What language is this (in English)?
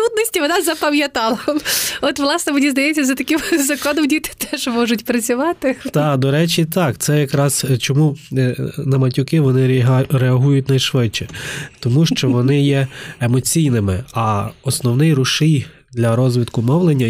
Ukrainian